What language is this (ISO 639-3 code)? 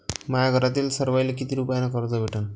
mar